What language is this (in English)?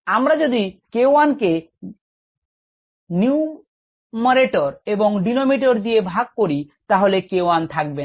Bangla